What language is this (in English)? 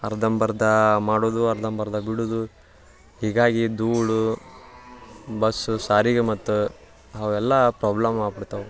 Kannada